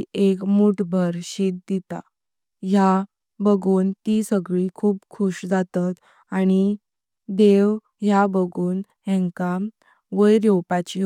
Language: Konkani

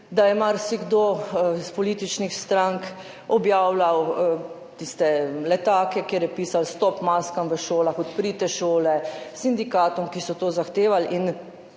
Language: Slovenian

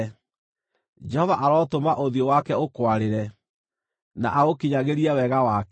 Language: Kikuyu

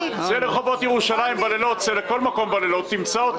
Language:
Hebrew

